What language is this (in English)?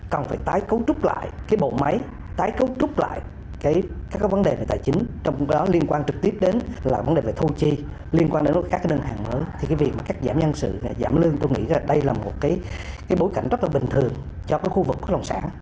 Vietnamese